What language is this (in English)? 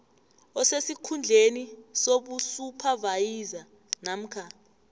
South Ndebele